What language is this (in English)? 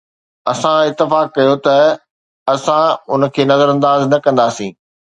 Sindhi